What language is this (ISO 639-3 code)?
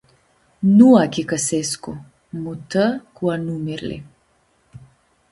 rup